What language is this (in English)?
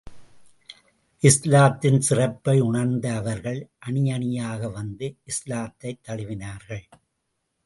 Tamil